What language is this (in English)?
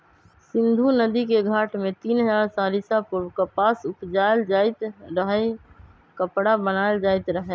Magahi